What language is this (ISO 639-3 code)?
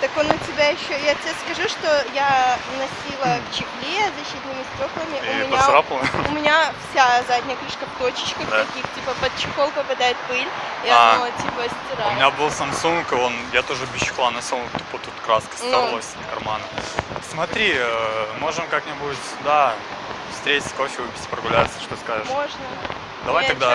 rus